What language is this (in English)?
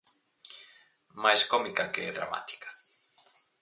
Galician